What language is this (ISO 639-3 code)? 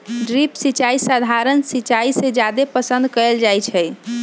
mag